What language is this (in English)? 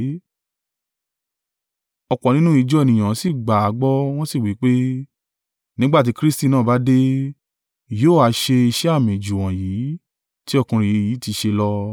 Yoruba